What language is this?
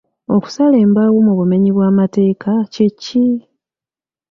Ganda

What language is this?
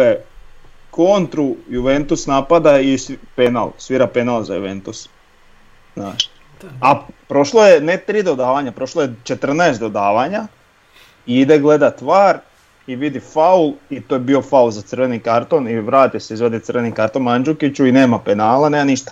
Croatian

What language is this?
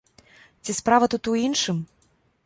Belarusian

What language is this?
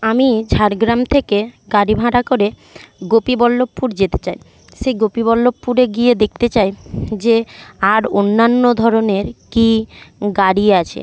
Bangla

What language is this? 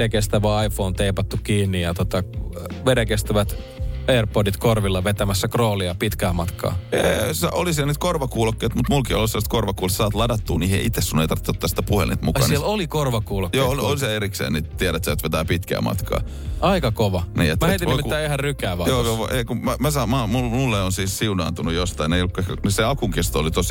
Finnish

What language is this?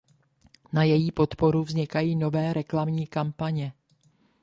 Czech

